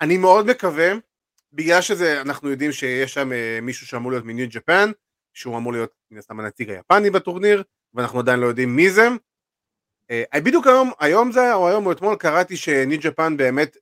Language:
Hebrew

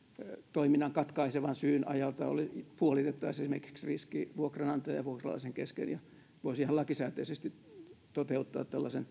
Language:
Finnish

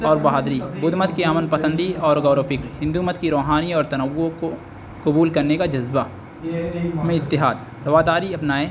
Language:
Urdu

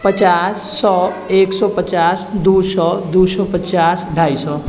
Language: Maithili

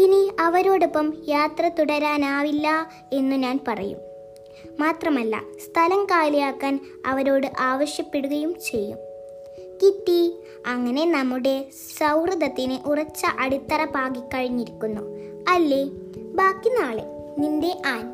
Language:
Malayalam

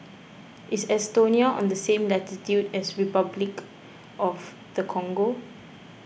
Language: English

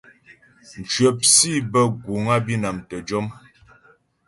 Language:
Ghomala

